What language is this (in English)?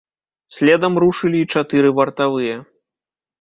Belarusian